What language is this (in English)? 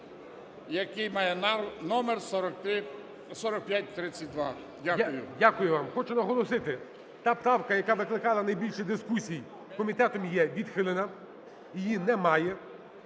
Ukrainian